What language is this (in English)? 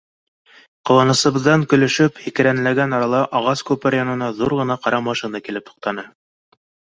Bashkir